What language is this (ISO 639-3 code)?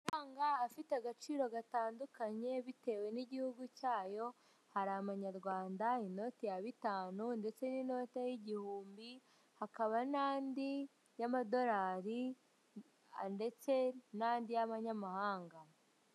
kin